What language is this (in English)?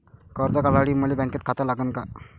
Marathi